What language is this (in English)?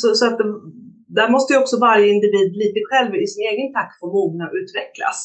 Swedish